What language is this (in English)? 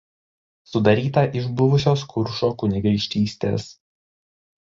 Lithuanian